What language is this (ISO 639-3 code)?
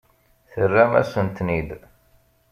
kab